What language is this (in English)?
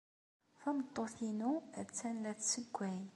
Kabyle